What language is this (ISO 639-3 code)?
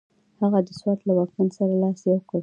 pus